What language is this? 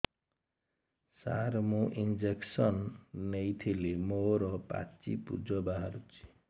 Odia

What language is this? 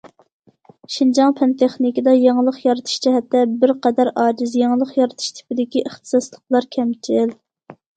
Uyghur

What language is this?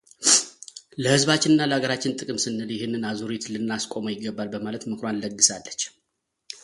Amharic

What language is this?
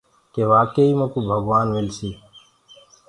Gurgula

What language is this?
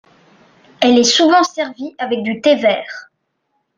French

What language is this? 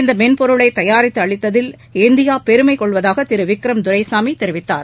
Tamil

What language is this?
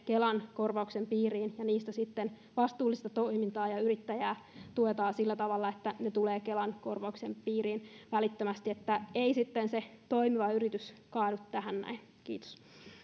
Finnish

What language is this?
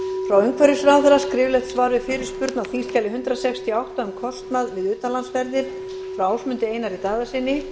Icelandic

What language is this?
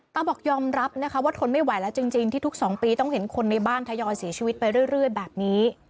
Thai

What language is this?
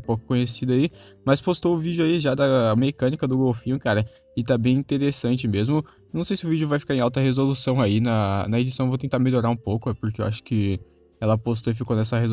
Portuguese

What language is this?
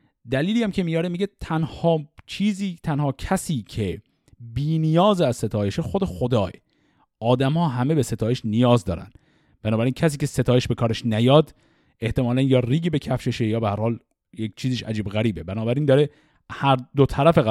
Persian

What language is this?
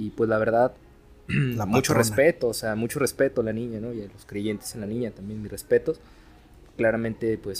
Spanish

